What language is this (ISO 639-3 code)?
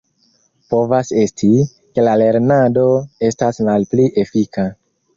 epo